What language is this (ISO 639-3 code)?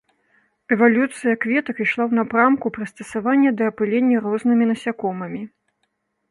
bel